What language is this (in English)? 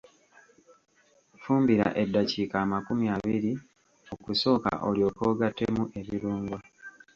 Ganda